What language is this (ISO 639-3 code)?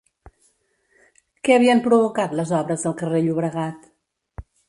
cat